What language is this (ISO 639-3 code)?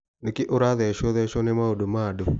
kik